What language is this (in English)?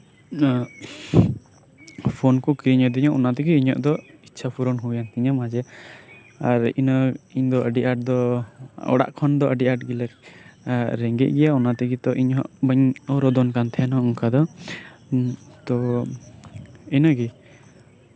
Santali